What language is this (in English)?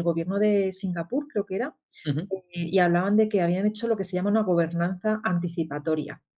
Spanish